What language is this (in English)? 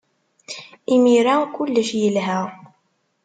Kabyle